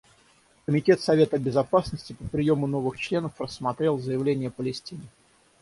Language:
Russian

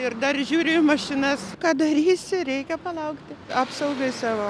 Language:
Lithuanian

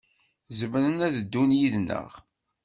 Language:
Kabyle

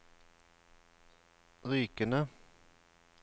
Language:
Norwegian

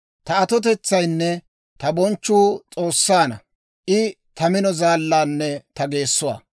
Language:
Dawro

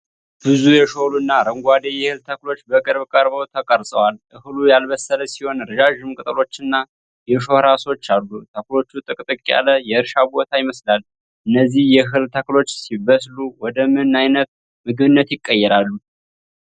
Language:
Amharic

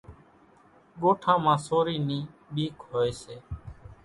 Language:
Kachi Koli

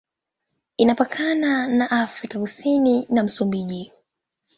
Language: Swahili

